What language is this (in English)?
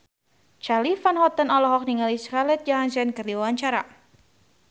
Sundanese